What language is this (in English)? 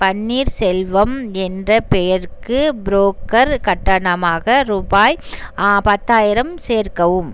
Tamil